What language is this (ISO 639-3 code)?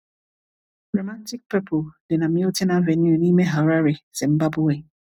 ibo